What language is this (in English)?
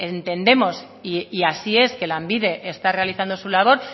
Spanish